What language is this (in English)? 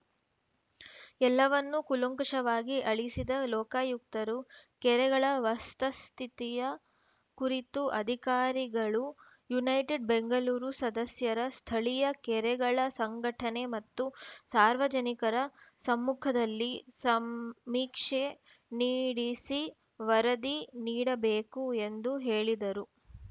Kannada